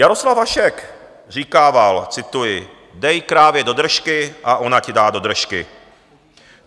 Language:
Czech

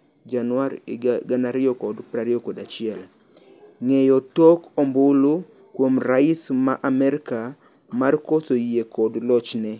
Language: Luo (Kenya and Tanzania)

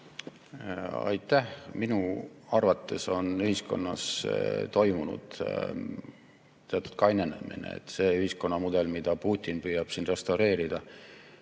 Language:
Estonian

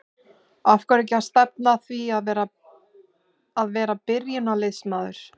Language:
Icelandic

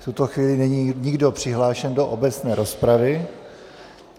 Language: Czech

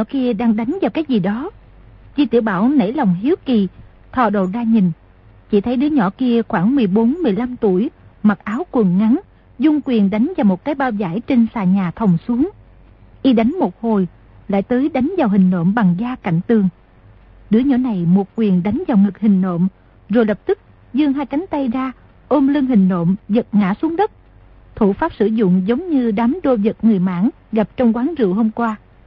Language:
Vietnamese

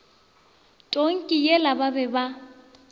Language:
Northern Sotho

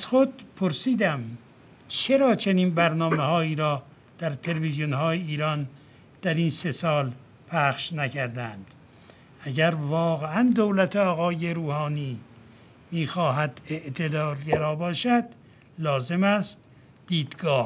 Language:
Persian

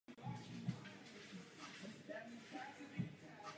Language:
Czech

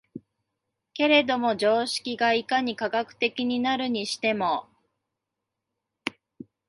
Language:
Japanese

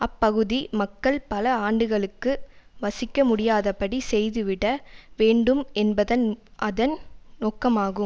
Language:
Tamil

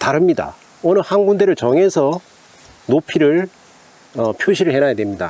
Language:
Korean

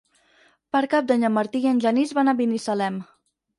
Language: Catalan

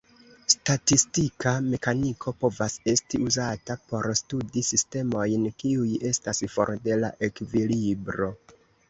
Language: Esperanto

